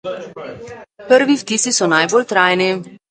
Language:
Slovenian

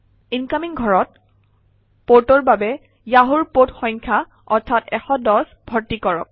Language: Assamese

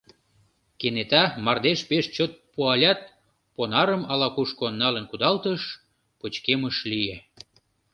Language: Mari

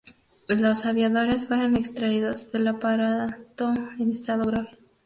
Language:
Spanish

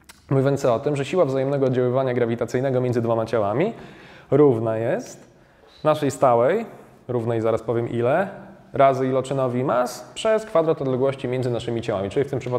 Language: Polish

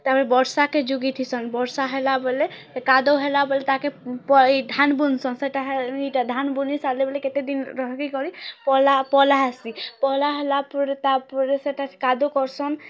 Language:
Odia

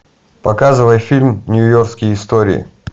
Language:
Russian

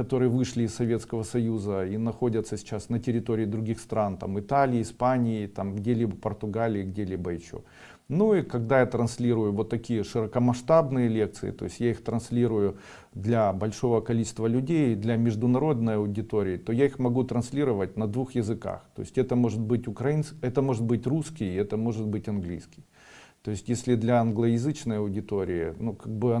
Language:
Russian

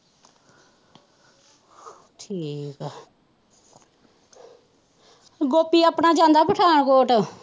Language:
Punjabi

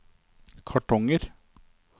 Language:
Norwegian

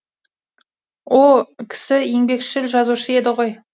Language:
Kazakh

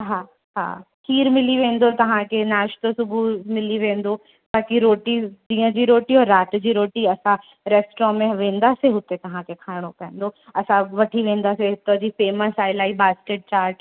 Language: Sindhi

